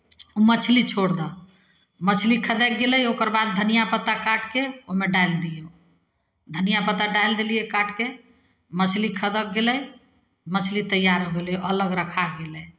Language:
Maithili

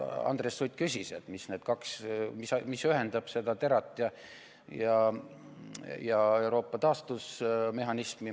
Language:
Estonian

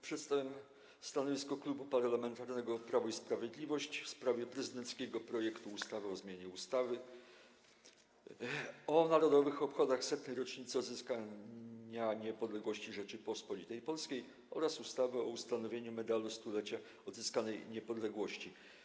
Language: Polish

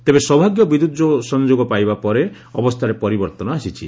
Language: Odia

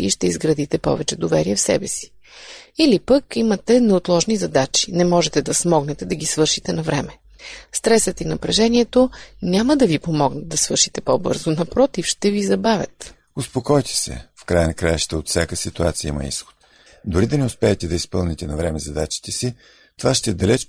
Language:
Bulgarian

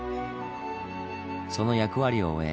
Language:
Japanese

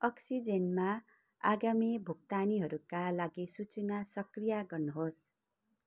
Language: Nepali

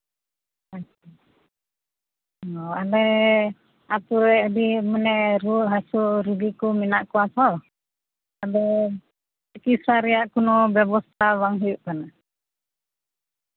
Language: Santali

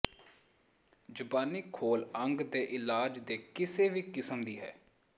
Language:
Punjabi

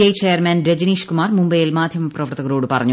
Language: Malayalam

